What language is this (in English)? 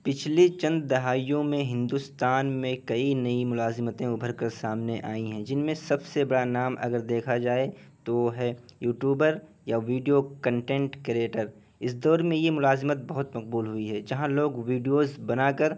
Urdu